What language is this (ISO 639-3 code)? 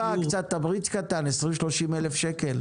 heb